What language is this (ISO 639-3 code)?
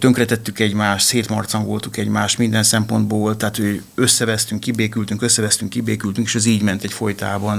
hun